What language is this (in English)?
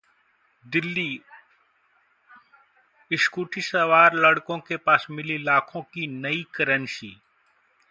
Hindi